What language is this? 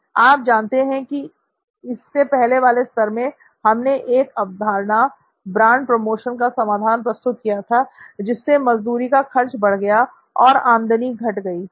Hindi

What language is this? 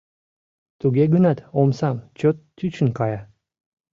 Mari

